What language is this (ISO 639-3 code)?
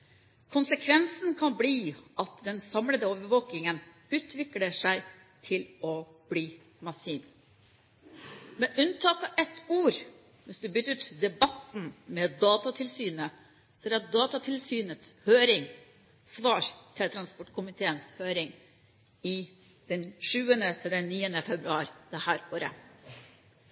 nob